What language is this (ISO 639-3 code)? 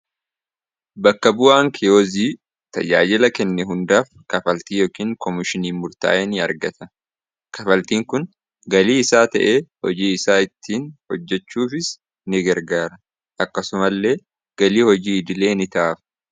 orm